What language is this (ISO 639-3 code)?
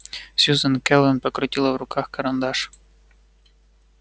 rus